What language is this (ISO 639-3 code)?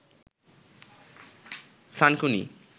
ben